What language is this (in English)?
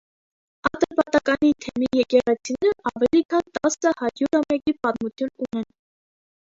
Armenian